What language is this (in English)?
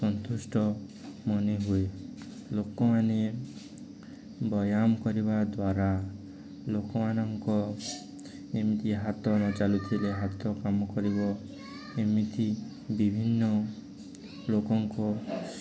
Odia